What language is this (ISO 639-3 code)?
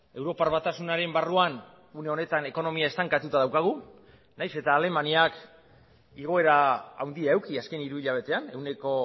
eus